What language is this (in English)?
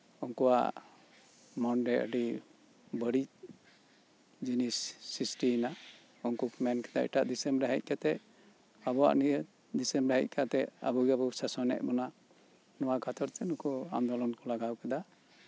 Santali